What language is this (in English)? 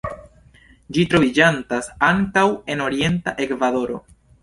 Esperanto